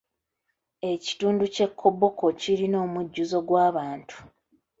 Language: Ganda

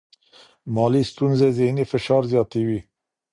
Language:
Pashto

